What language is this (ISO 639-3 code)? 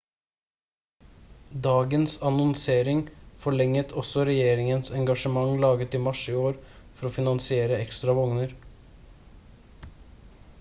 nob